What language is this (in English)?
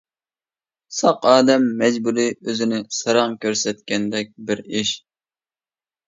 Uyghur